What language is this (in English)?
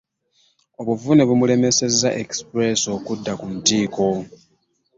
Ganda